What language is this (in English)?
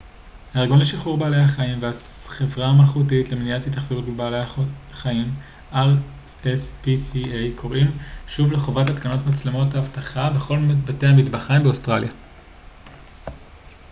Hebrew